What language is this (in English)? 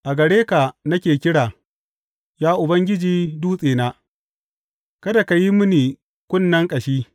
Hausa